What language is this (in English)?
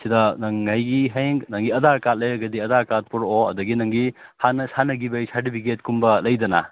Manipuri